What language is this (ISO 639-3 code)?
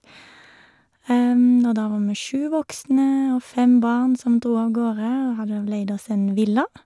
nor